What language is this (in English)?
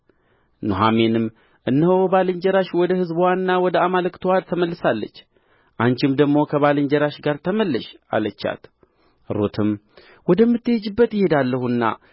Amharic